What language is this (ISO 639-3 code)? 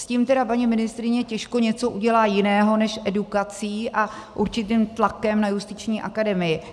ces